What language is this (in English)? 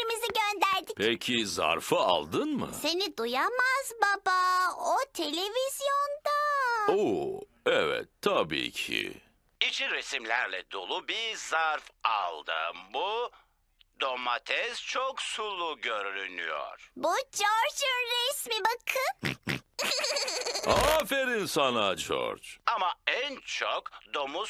Turkish